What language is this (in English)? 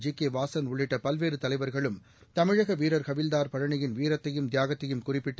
Tamil